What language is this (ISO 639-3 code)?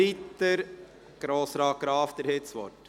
gsw